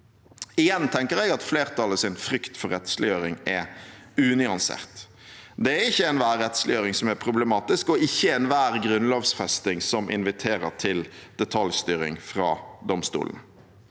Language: Norwegian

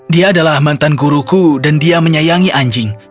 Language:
Indonesian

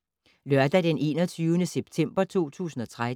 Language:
Danish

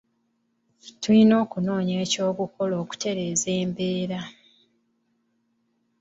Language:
Ganda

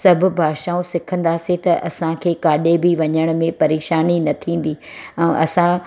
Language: Sindhi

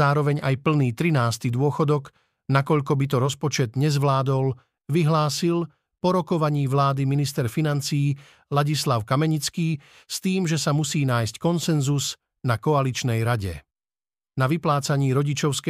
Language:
Slovak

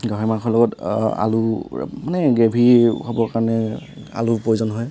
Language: Assamese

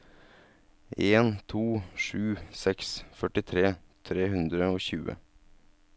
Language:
Norwegian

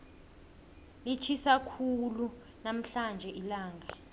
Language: South Ndebele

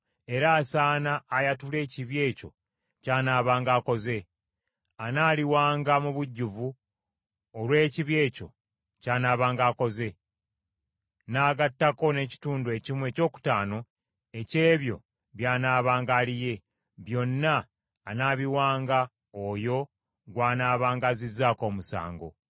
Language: Ganda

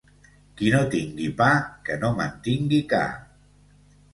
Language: Catalan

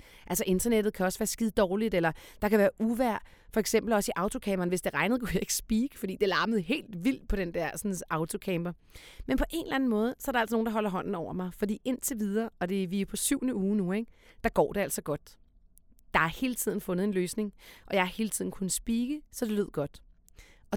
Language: Danish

